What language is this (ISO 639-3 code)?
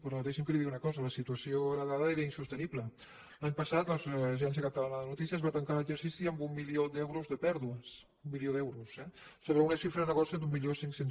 cat